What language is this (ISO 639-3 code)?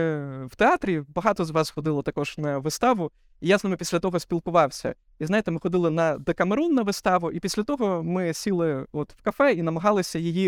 ukr